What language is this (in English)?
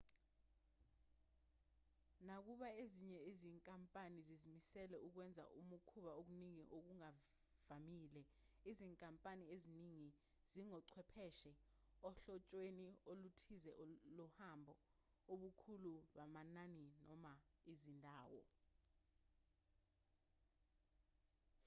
Zulu